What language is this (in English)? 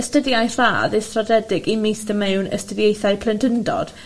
Welsh